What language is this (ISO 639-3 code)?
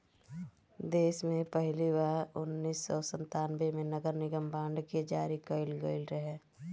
bho